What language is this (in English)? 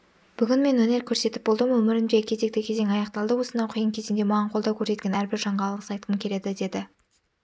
Kazakh